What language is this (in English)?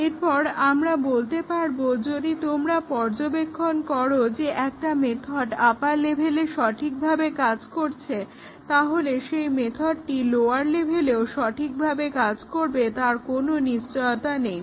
Bangla